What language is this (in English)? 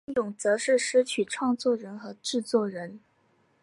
Chinese